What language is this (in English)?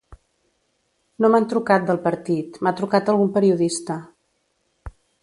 Catalan